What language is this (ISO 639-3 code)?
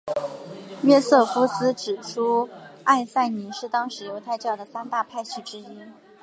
zho